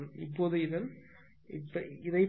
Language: Tamil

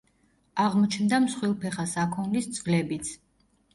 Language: Georgian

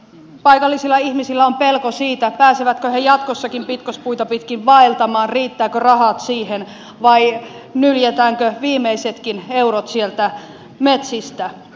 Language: Finnish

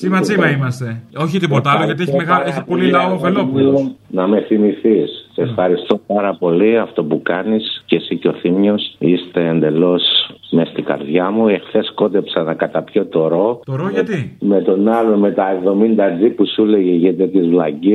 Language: Greek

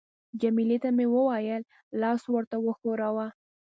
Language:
Pashto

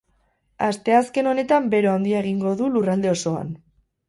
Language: Basque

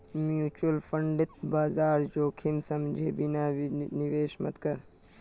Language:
Magahi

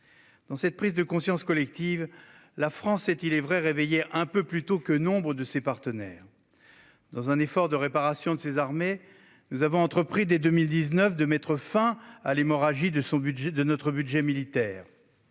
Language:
French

